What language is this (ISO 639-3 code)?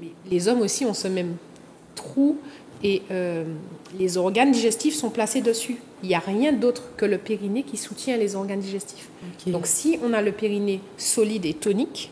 fra